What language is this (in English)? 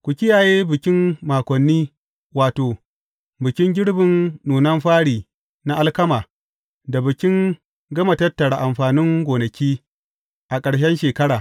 Hausa